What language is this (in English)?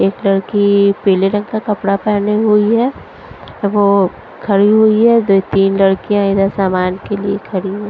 Hindi